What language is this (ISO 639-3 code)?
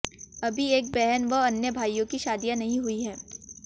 hin